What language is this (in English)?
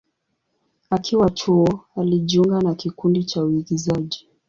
Swahili